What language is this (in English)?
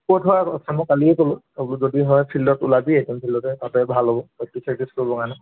Assamese